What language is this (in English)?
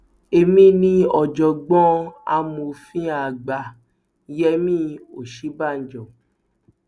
Yoruba